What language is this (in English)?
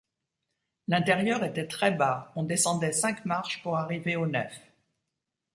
French